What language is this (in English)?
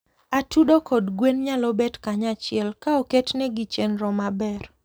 Luo (Kenya and Tanzania)